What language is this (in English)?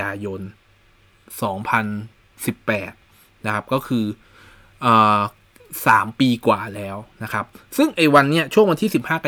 Thai